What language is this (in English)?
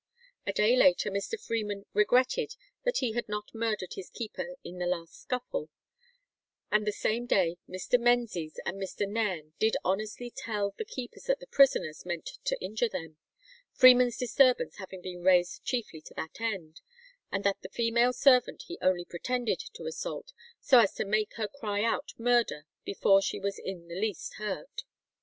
English